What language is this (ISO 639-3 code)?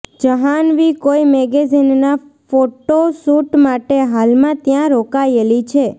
guj